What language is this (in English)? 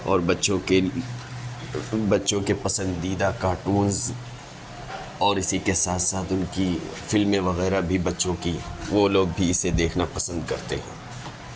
Urdu